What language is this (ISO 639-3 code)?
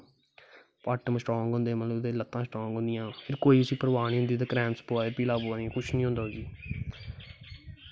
doi